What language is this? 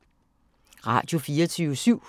Danish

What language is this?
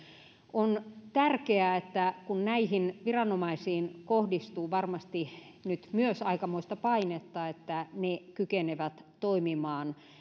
Finnish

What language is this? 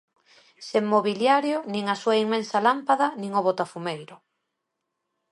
Galician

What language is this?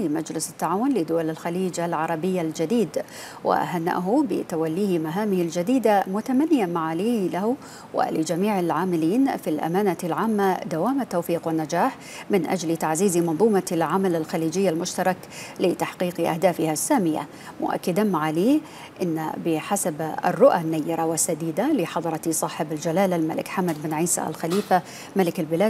Arabic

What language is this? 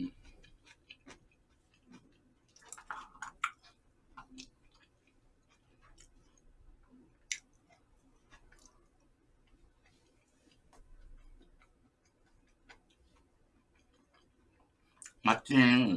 Korean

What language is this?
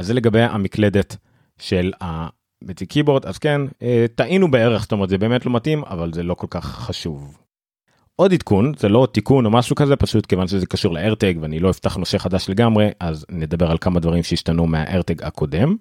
Hebrew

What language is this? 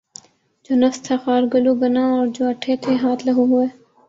Urdu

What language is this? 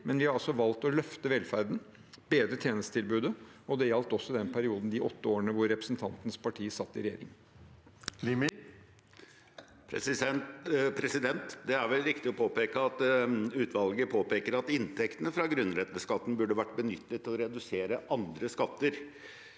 Norwegian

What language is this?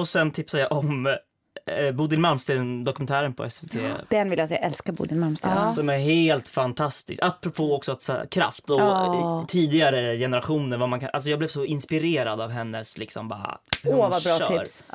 Swedish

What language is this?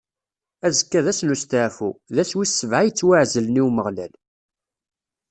Kabyle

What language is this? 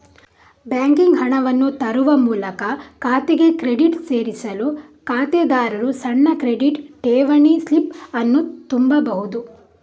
Kannada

